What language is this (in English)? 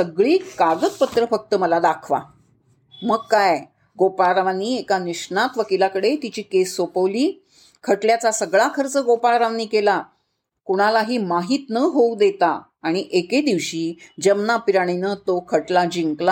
Marathi